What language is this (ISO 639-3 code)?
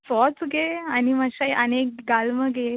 kok